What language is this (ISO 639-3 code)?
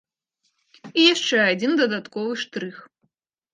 bel